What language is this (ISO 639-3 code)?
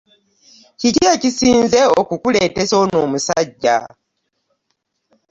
lug